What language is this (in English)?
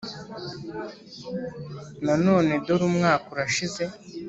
Kinyarwanda